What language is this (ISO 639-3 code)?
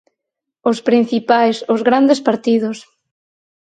glg